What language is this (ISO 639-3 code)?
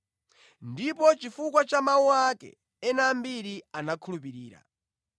nya